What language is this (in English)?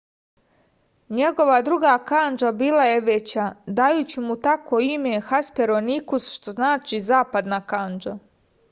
Serbian